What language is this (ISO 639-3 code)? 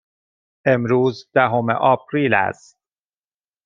fas